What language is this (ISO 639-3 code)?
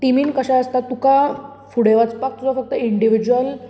kok